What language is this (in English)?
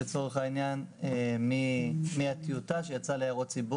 Hebrew